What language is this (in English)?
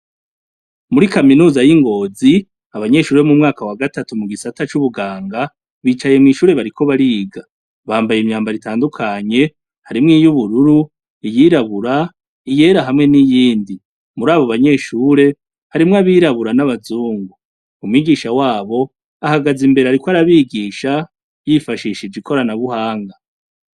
Rundi